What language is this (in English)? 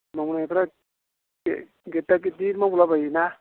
Bodo